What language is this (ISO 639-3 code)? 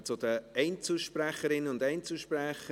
gsw